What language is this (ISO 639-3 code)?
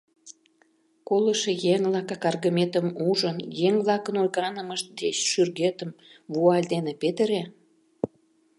chm